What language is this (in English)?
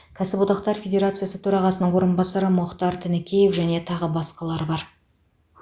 Kazakh